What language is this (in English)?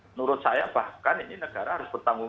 Indonesian